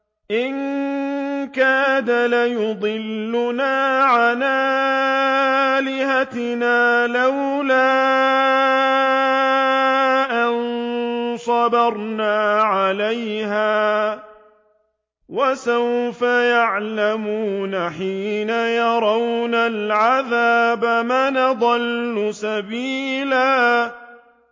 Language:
Arabic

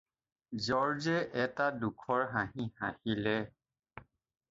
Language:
Assamese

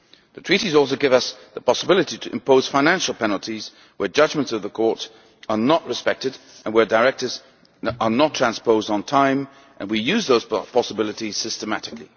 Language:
English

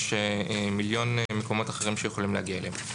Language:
Hebrew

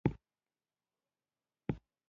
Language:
Pashto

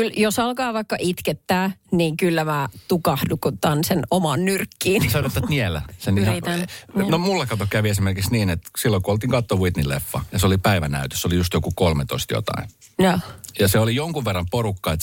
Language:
Finnish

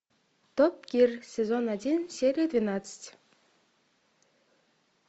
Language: Russian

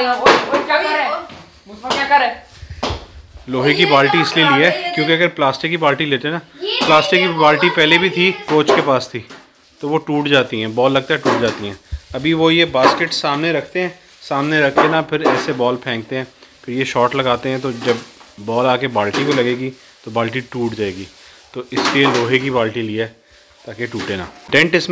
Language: Hindi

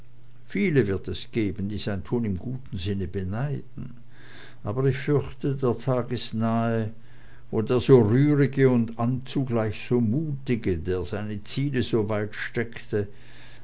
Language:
German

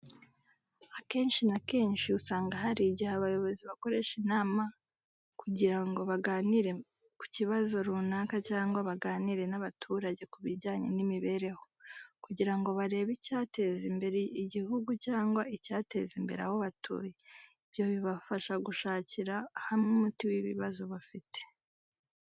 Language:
Kinyarwanda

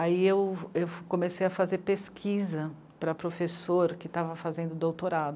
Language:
Portuguese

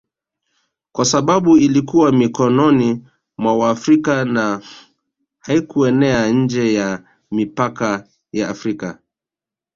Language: Swahili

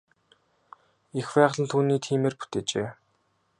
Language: Mongolian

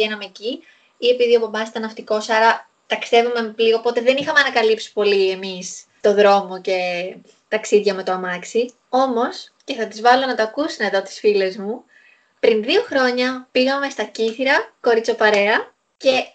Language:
Greek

